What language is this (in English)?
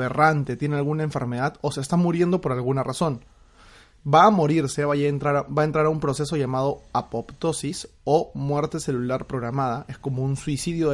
Spanish